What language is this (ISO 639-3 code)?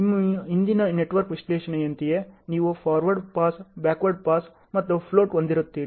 kan